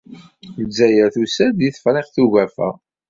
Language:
Kabyle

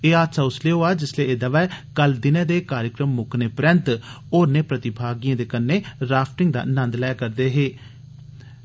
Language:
Dogri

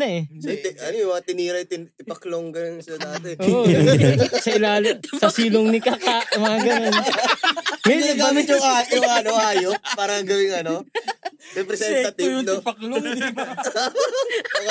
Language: Filipino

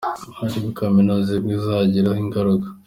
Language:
Kinyarwanda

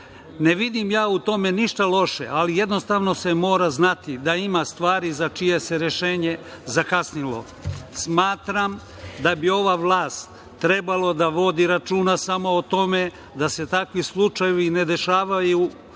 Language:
Serbian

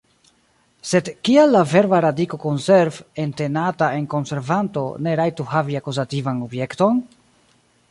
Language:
Esperanto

